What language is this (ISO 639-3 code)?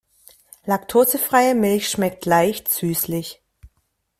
deu